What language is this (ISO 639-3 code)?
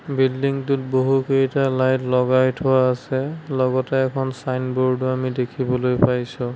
asm